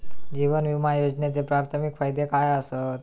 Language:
Marathi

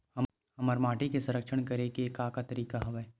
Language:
Chhattisgarhi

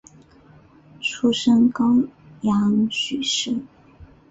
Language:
Chinese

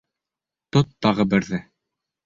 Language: Bashkir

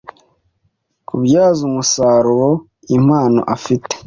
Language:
Kinyarwanda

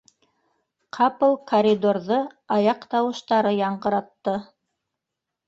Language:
Bashkir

